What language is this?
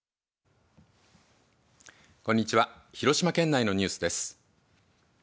Japanese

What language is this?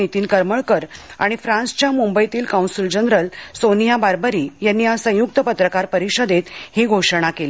Marathi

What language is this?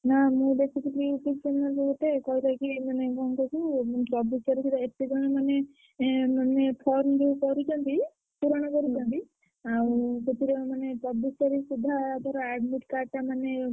Odia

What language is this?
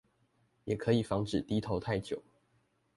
Chinese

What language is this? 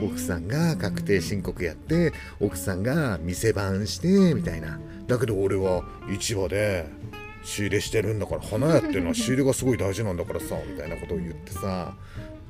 Japanese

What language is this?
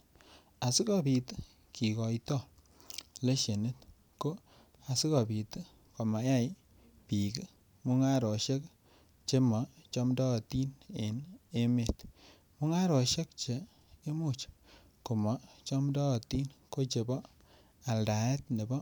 Kalenjin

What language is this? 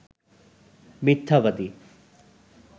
Bangla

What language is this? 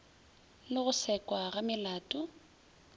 Northern Sotho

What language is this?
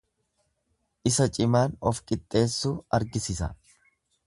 Oromo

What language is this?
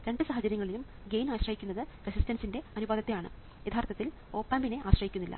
Malayalam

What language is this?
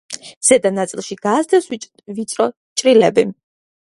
Georgian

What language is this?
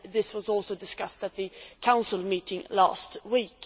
English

